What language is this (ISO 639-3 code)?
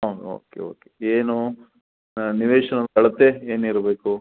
kan